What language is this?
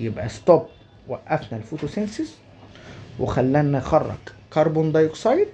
Arabic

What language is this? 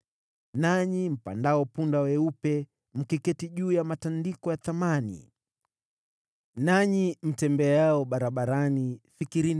Swahili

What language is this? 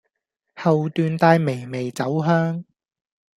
Cantonese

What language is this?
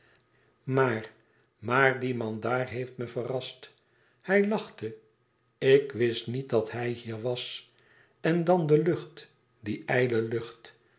Dutch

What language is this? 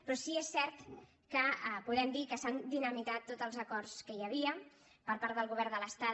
Catalan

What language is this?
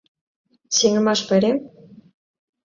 Mari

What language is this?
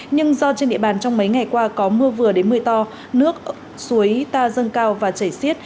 Vietnamese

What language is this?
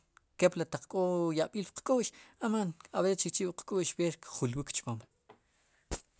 Sipacapense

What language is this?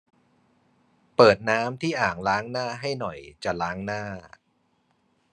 Thai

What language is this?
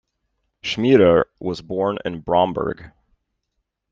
English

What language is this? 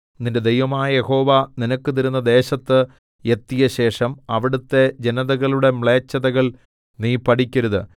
Malayalam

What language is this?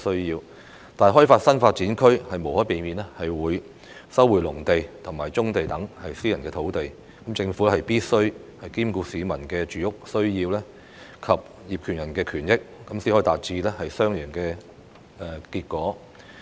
Cantonese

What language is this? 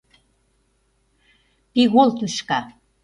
Mari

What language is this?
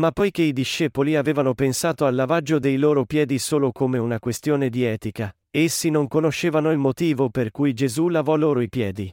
Italian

